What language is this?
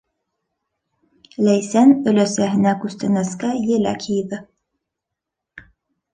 Bashkir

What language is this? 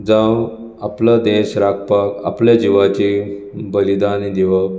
Konkani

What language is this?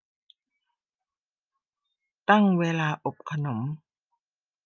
Thai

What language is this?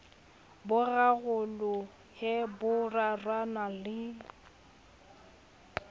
Southern Sotho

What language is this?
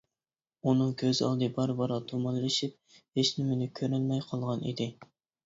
Uyghur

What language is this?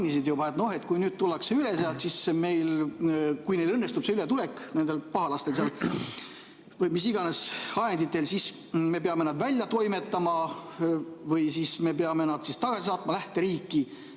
Estonian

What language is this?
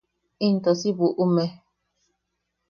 Yaqui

